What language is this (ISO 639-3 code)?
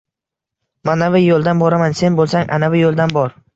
uzb